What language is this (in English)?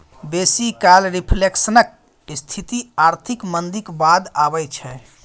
Maithili